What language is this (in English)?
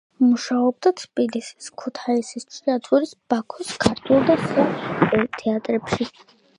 Georgian